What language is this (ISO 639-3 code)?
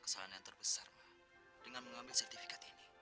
ind